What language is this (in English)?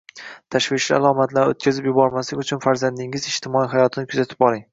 Uzbek